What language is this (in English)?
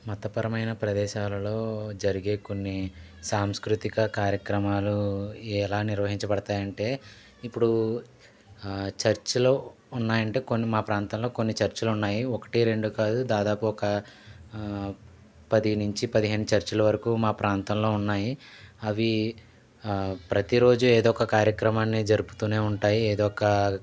Telugu